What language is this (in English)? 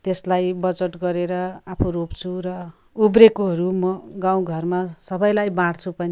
Nepali